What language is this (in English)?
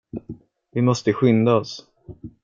Swedish